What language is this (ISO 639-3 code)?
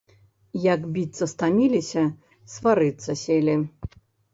bel